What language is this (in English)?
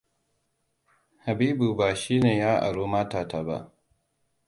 Hausa